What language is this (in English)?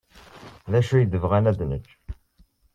Kabyle